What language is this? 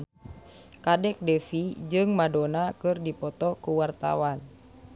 Sundanese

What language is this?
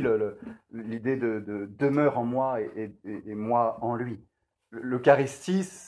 French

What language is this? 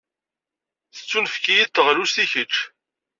Kabyle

